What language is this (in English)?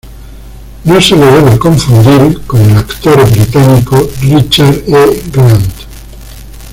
Spanish